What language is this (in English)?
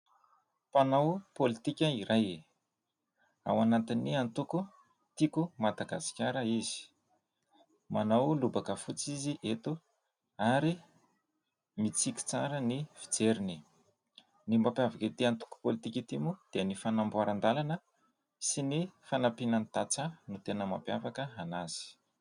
Malagasy